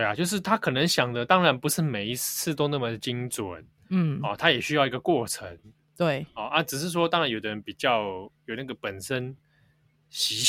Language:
Chinese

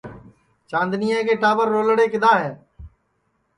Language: Sansi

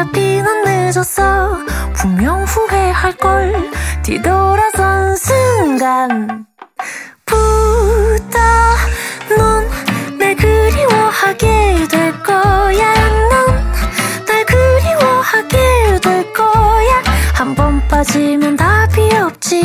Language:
Korean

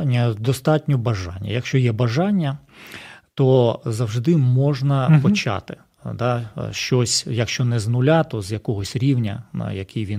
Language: Ukrainian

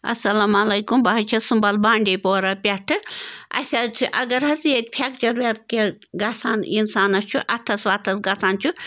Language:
Kashmiri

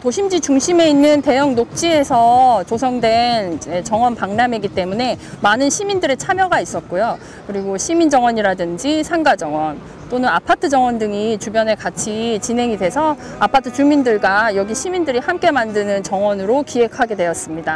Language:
Korean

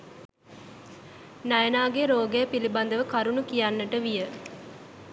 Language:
Sinhala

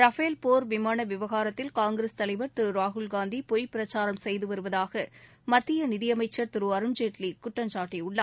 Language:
Tamil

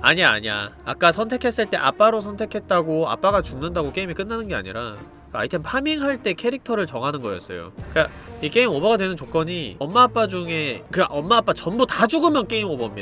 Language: Korean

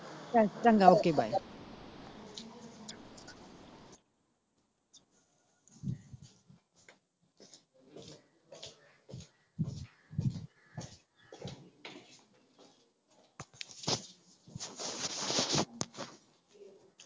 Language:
Punjabi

